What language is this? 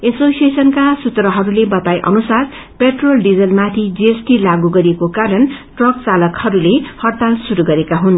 Nepali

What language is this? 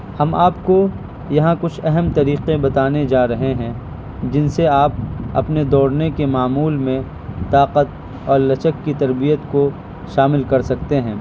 Urdu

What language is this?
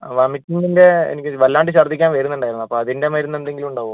Malayalam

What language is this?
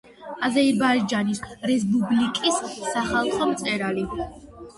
Georgian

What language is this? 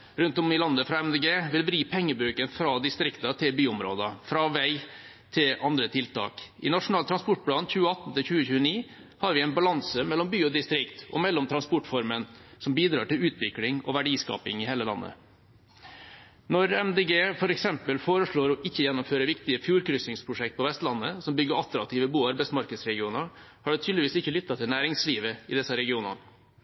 Norwegian Bokmål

